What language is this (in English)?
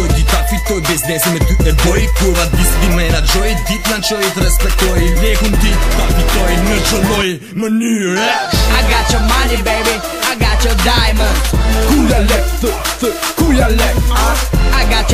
Bulgarian